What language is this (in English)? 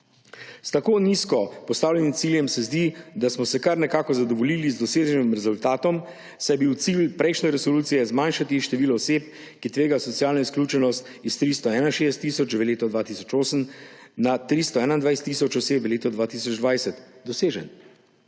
Slovenian